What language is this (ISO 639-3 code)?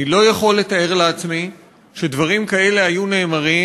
heb